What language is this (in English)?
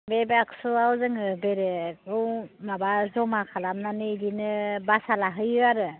Bodo